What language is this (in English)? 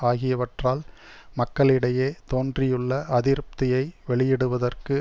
Tamil